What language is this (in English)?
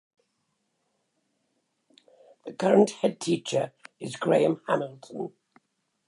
English